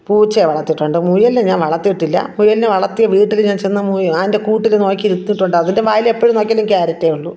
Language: Malayalam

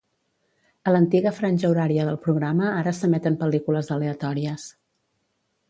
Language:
Catalan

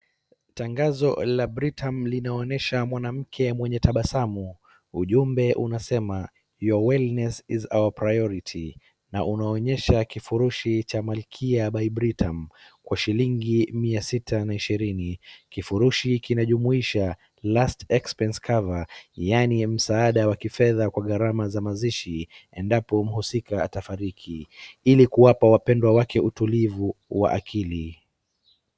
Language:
Swahili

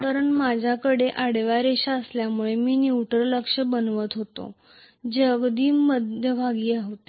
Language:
Marathi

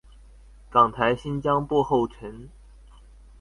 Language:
Chinese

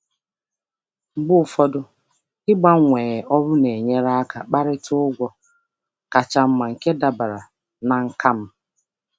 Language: Igbo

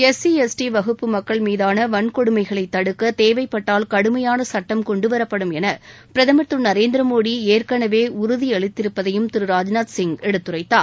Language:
Tamil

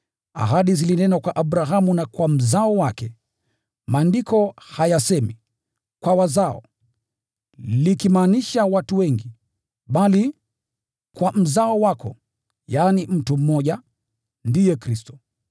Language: Swahili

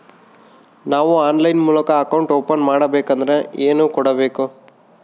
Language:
Kannada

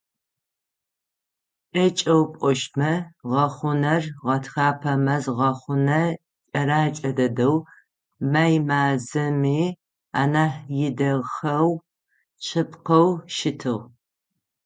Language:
Adyghe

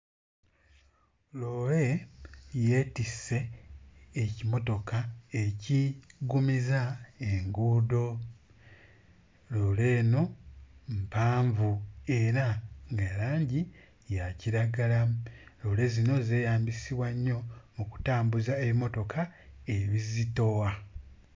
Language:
Ganda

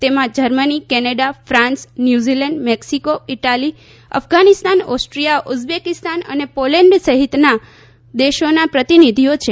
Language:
Gujarati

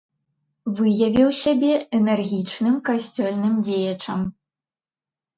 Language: Belarusian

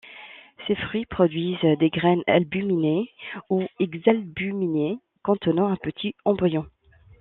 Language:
French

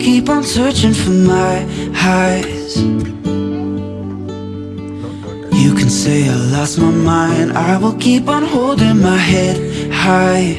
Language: English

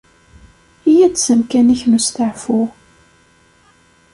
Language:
Kabyle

